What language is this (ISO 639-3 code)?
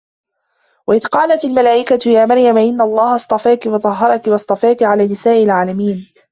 ara